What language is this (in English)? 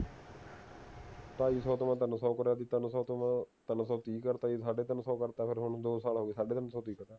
Punjabi